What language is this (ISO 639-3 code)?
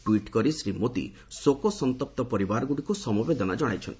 ori